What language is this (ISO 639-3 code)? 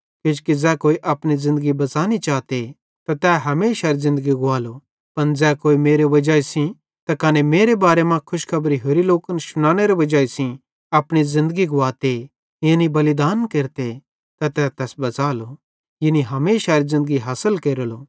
bhd